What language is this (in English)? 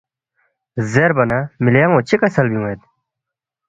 Balti